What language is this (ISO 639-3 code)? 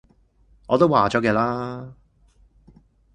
yue